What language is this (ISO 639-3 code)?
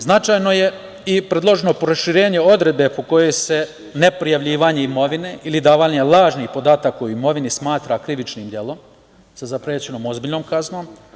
srp